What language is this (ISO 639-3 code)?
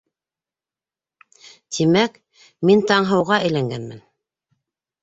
bak